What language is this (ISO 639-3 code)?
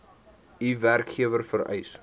afr